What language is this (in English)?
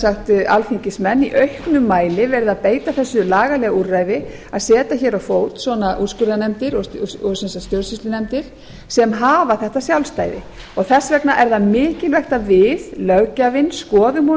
Icelandic